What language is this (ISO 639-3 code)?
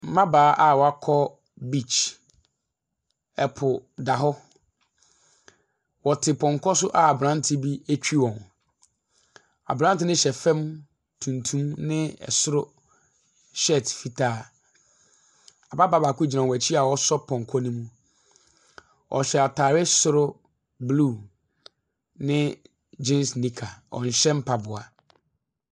aka